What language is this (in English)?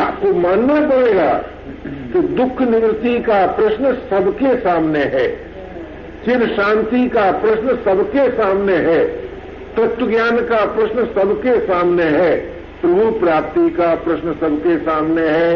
Hindi